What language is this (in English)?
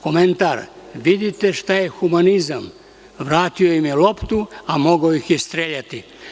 Serbian